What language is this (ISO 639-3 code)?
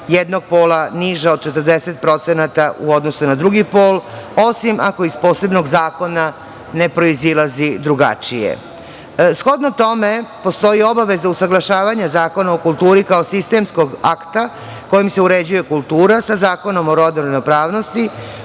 srp